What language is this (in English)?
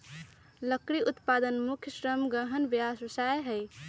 Magahi